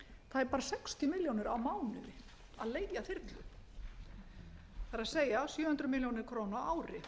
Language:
Icelandic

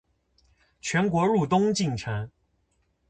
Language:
Chinese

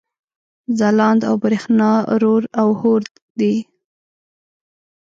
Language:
Pashto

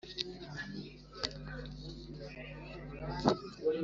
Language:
Kinyarwanda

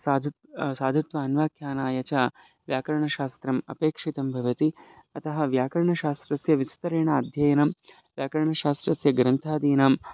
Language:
Sanskrit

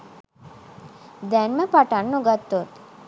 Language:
Sinhala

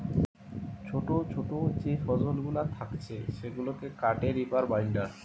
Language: Bangla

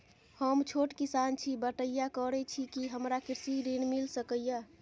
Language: Maithili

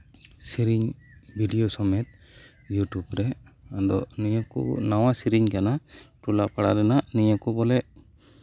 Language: Santali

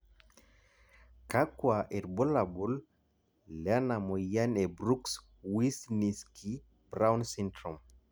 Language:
Masai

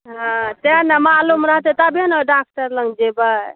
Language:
Maithili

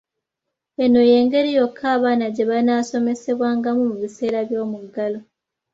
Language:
Ganda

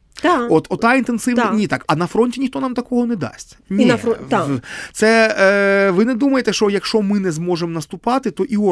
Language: Ukrainian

